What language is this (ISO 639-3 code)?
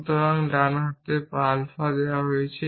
ben